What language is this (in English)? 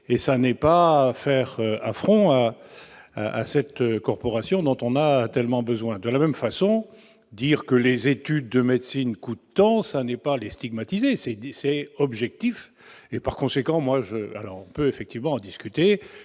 French